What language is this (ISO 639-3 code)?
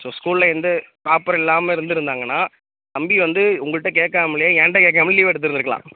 tam